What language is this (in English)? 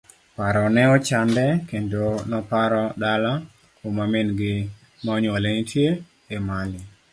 Luo (Kenya and Tanzania)